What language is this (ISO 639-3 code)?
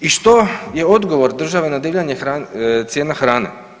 hrv